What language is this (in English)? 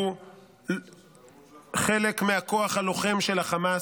Hebrew